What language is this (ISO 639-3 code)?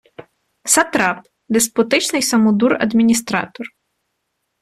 ukr